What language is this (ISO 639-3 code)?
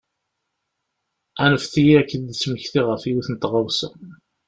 kab